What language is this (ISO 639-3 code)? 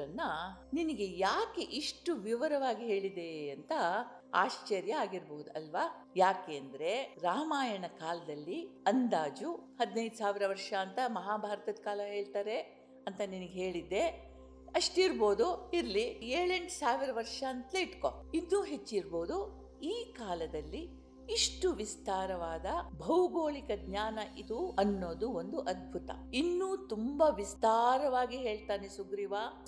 kan